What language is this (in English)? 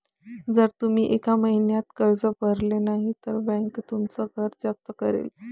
Marathi